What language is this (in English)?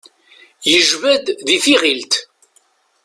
Kabyle